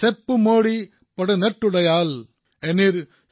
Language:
Assamese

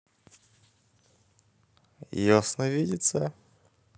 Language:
Russian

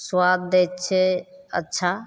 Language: Maithili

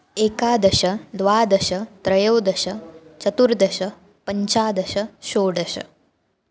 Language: Sanskrit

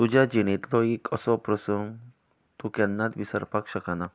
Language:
Konkani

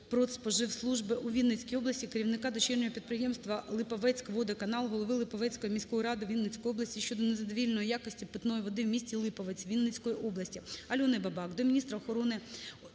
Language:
Ukrainian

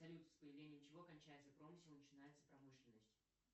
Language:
Russian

